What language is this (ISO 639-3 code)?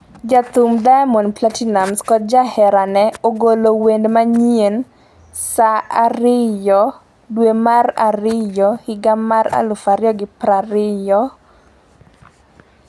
luo